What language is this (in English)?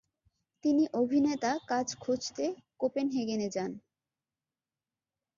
Bangla